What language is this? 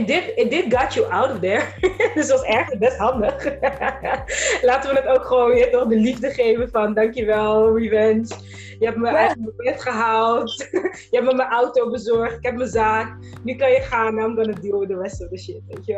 Dutch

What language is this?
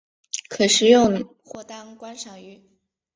Chinese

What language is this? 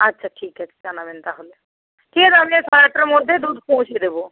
Bangla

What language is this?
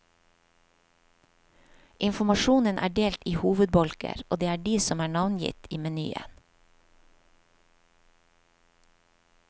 Norwegian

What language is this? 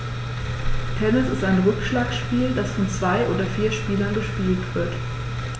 German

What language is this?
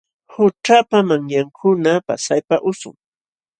Jauja Wanca Quechua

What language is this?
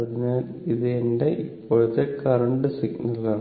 Malayalam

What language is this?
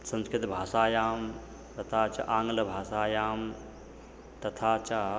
Sanskrit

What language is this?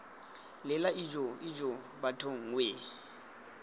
Tswana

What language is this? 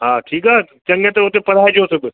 Sindhi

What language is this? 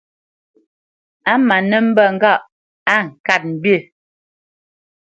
Bamenyam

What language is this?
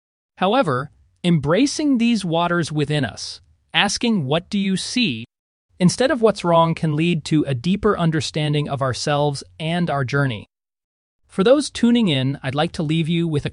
English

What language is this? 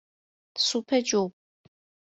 Persian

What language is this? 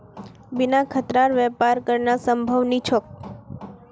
Magahi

